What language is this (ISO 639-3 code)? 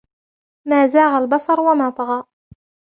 ara